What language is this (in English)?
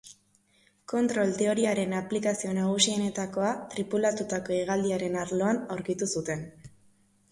Basque